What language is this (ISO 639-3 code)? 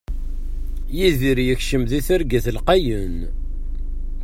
kab